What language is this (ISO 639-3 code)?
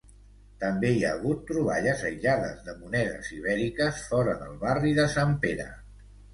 cat